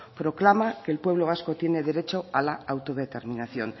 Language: Spanish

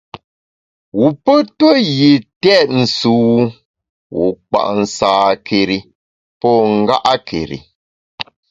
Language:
Bamun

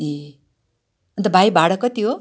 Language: Nepali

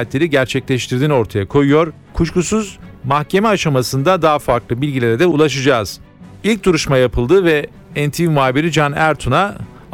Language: Turkish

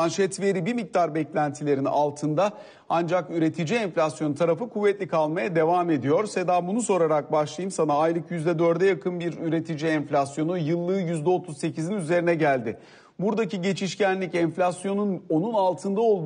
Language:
Turkish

